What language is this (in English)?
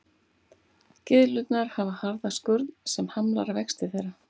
Icelandic